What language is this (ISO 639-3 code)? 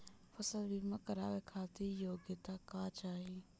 bho